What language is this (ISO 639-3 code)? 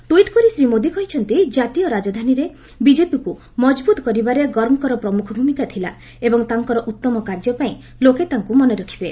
ori